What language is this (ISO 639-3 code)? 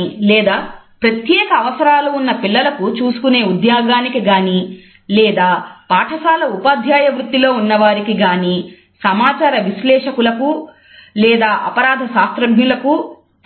tel